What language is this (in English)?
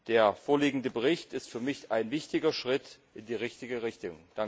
German